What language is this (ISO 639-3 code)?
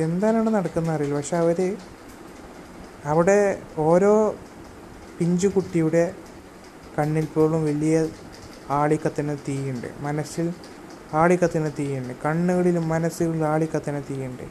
mal